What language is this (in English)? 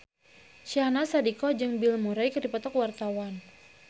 Sundanese